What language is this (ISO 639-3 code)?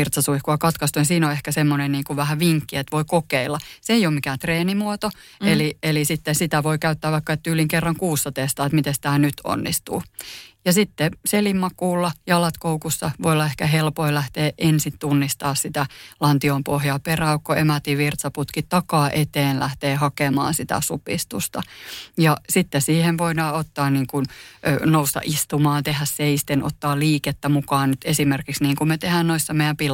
fin